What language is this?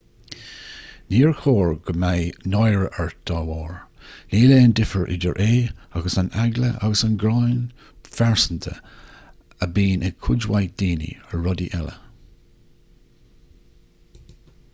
Irish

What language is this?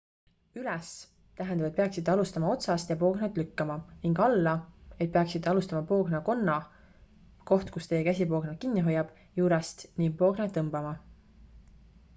Estonian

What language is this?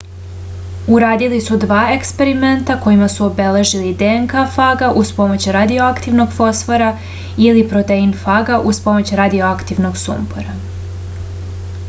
Serbian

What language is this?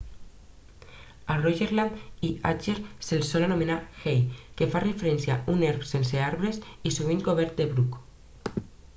Catalan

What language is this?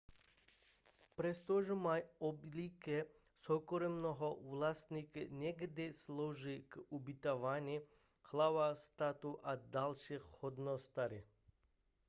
Czech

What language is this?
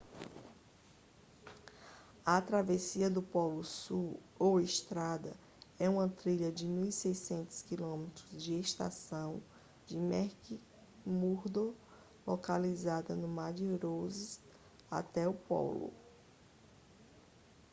Portuguese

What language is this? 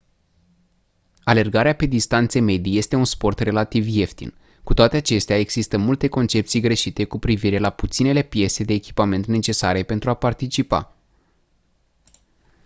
Romanian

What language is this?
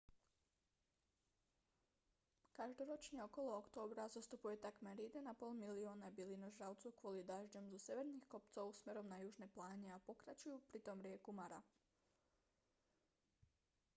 Slovak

